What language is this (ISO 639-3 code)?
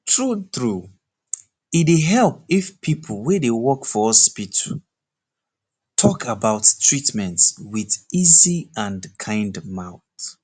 pcm